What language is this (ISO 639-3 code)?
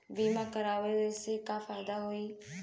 bho